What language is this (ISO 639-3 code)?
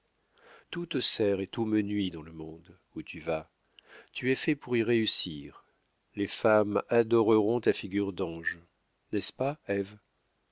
fra